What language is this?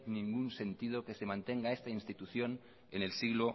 Spanish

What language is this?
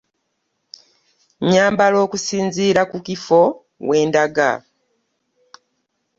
Ganda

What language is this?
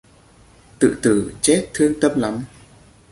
Vietnamese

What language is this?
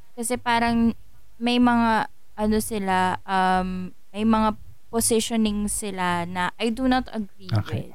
Filipino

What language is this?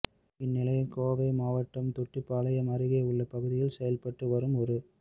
Tamil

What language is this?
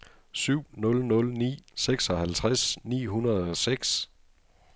Danish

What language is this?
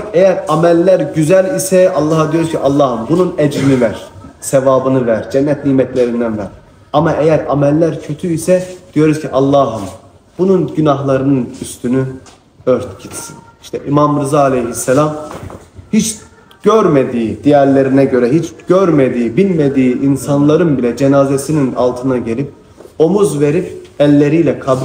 Turkish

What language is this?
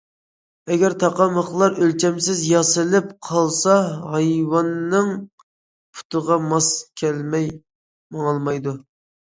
Uyghur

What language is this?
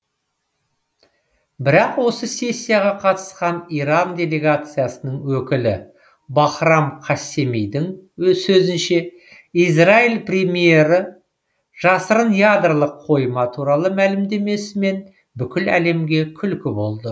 Kazakh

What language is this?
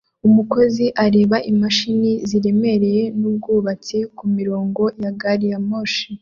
Kinyarwanda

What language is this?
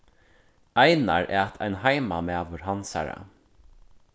Faroese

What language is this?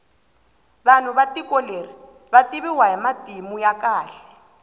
Tsonga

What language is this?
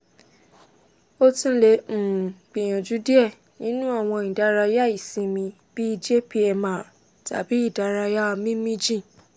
Yoruba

